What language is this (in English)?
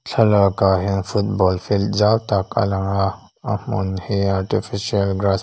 Mizo